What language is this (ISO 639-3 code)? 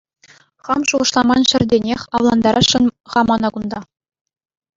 chv